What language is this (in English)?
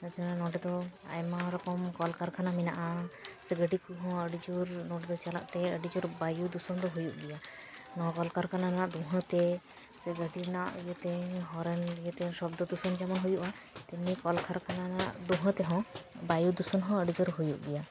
Santali